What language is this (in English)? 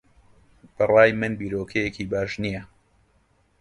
Central Kurdish